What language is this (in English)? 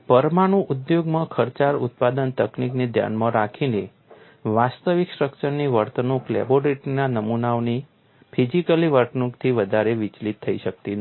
Gujarati